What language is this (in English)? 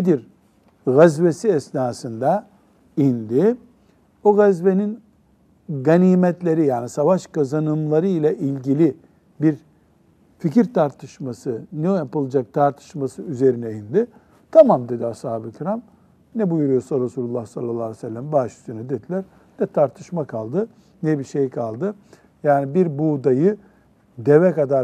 Turkish